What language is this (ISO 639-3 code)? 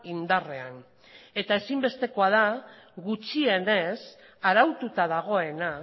eus